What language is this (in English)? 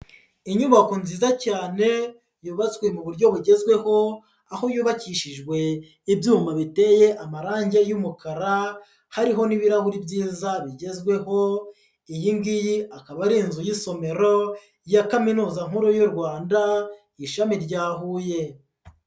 Kinyarwanda